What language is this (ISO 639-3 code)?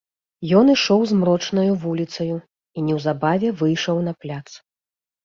bel